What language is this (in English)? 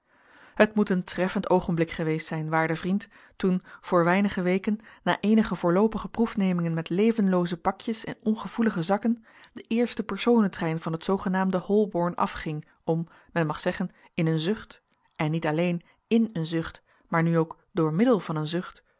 Dutch